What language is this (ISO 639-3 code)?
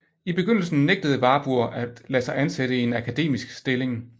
dan